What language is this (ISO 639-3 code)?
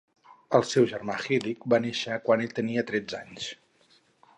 cat